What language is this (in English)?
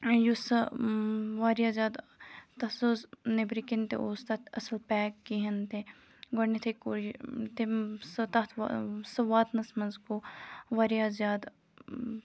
Kashmiri